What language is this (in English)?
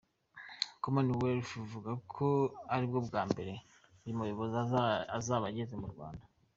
Kinyarwanda